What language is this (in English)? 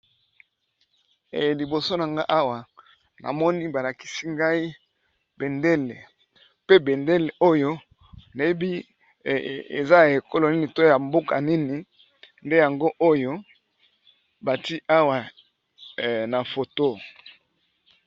Lingala